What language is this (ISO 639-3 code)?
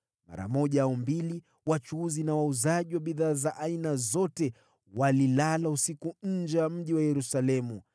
swa